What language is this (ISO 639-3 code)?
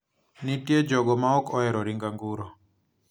luo